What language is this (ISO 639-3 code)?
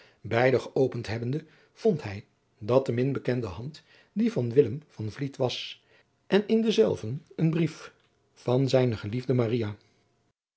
nld